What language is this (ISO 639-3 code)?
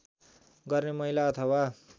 nep